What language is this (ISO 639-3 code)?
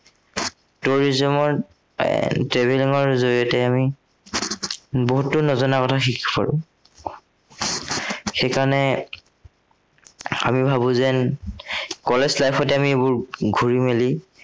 asm